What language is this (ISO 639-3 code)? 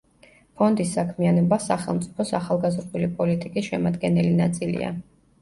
kat